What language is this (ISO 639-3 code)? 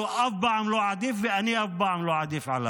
heb